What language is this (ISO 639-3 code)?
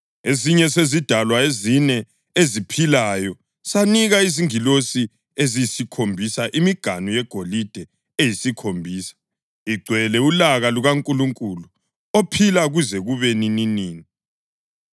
nde